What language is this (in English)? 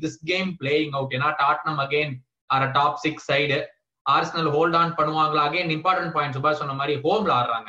Tamil